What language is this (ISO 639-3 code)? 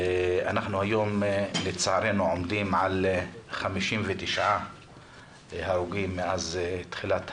heb